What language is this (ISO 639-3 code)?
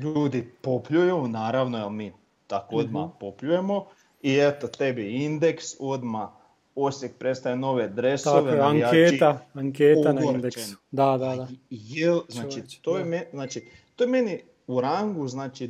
hrv